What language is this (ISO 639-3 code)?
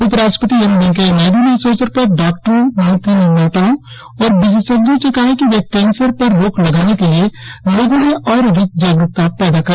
hin